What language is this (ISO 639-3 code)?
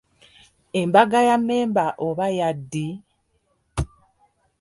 lug